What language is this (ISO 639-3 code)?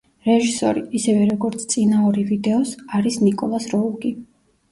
kat